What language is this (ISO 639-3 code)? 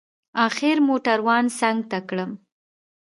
pus